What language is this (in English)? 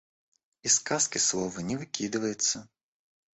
Russian